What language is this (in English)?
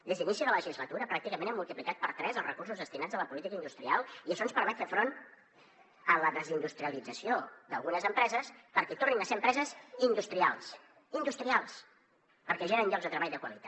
Catalan